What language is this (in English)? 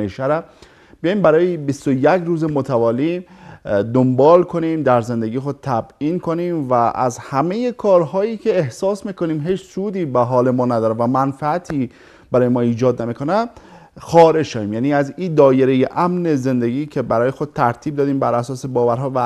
Persian